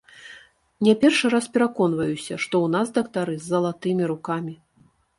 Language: Belarusian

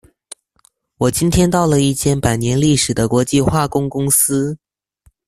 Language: Chinese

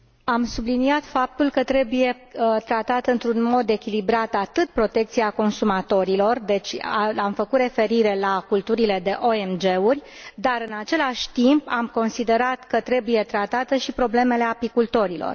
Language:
Romanian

